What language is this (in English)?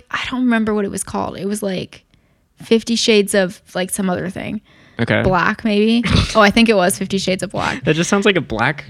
English